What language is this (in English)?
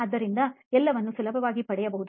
Kannada